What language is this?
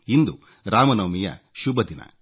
Kannada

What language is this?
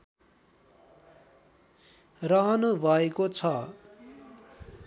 Nepali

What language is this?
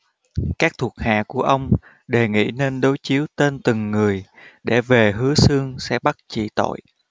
Vietnamese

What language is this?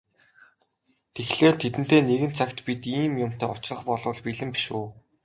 Mongolian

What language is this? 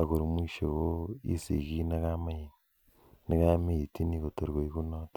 Kalenjin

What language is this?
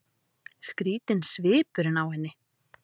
Icelandic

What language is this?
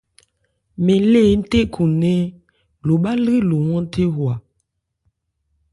Ebrié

